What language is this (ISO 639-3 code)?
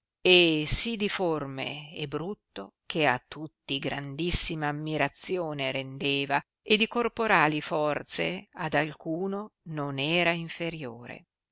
ita